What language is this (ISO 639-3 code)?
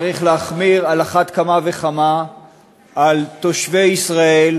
heb